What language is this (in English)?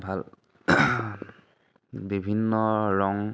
Assamese